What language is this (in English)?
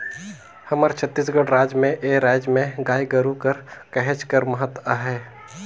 Chhattisgarhi